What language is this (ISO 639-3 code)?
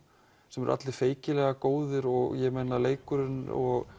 isl